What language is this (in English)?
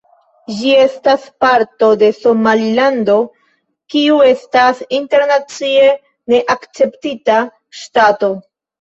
Esperanto